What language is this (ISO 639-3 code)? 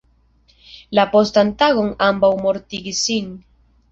epo